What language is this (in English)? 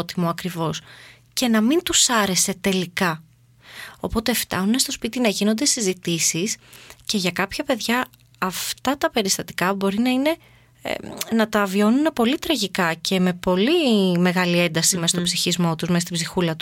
Greek